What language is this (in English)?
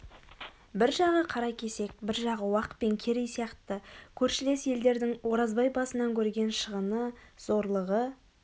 Kazakh